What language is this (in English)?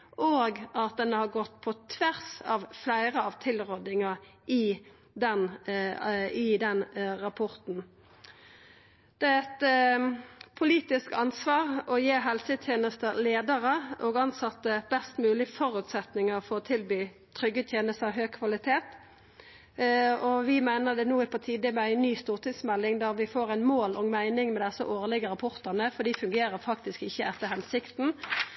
Norwegian Nynorsk